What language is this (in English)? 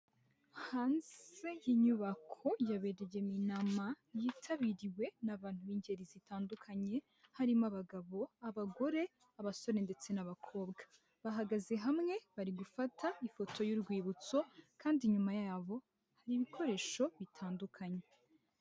Kinyarwanda